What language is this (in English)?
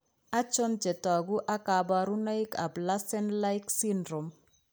Kalenjin